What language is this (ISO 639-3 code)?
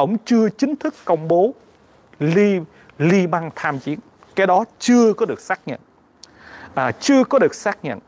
vie